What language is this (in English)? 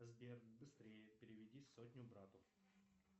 Russian